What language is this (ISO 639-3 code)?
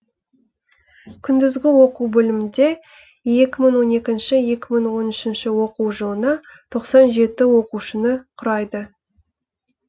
kaz